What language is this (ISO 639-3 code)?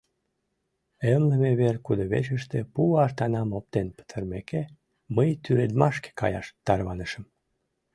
chm